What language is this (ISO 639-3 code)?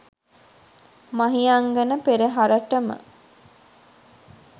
sin